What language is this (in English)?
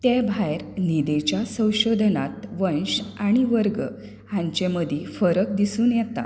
Konkani